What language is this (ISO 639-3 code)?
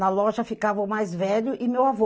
por